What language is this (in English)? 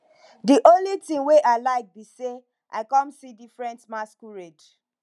Nigerian Pidgin